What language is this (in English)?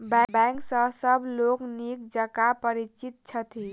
Maithili